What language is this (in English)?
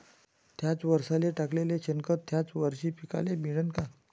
Marathi